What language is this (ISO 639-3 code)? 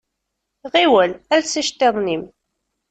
kab